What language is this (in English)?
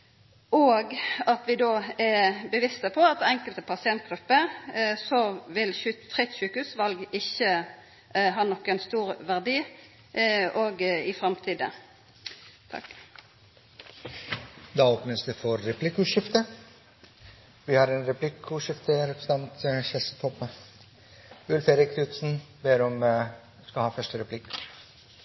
Norwegian